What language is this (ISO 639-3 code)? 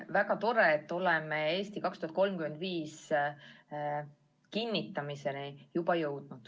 est